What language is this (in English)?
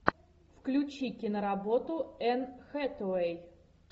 Russian